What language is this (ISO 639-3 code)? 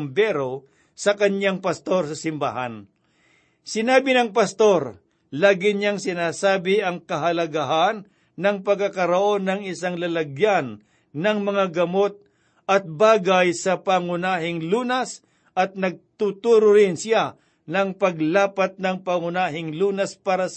fil